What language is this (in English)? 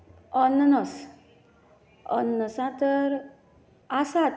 Konkani